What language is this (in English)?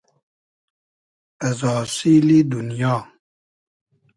Hazaragi